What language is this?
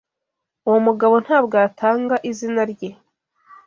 Kinyarwanda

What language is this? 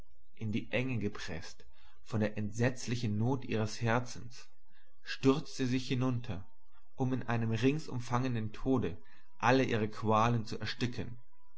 German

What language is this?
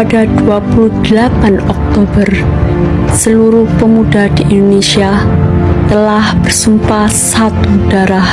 Indonesian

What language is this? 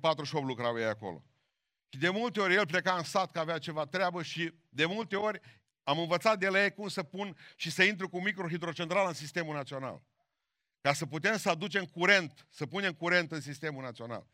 Romanian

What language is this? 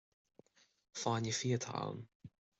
Irish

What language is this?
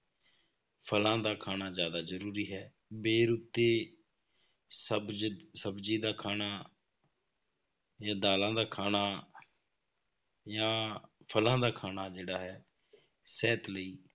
Punjabi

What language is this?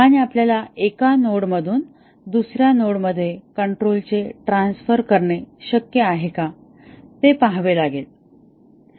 Marathi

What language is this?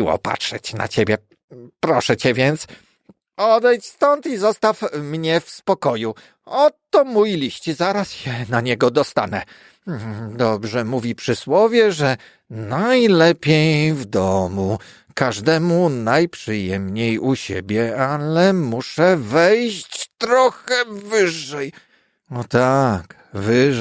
Polish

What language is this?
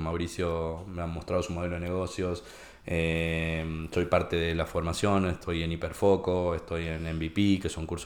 Spanish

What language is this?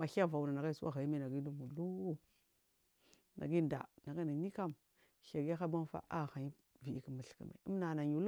Marghi South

